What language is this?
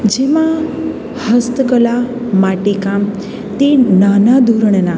Gujarati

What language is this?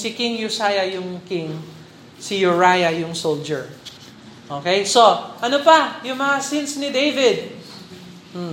Filipino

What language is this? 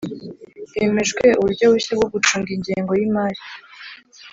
Kinyarwanda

